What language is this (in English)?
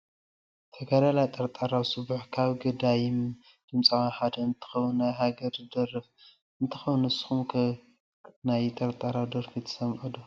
Tigrinya